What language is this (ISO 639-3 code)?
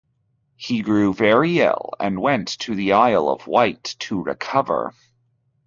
eng